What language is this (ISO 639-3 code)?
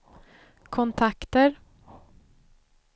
swe